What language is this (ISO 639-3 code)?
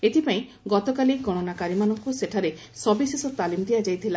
ori